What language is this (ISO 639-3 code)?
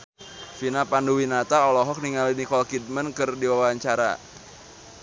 sun